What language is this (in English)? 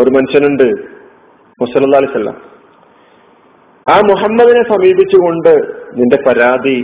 Malayalam